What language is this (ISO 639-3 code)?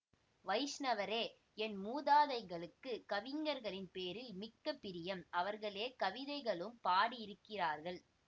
tam